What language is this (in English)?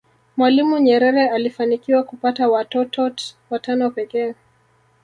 Swahili